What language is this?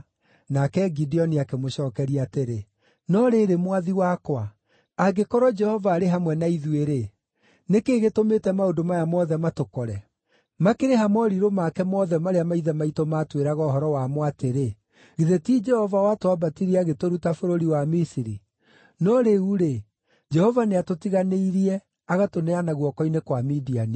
Kikuyu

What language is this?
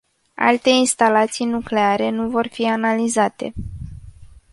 Romanian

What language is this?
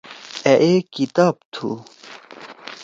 Torwali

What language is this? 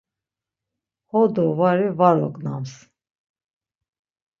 Laz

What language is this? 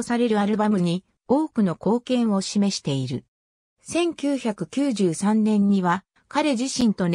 Japanese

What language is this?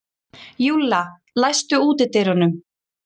Icelandic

